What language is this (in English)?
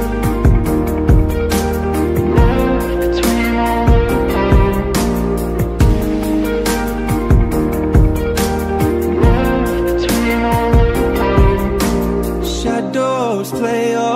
English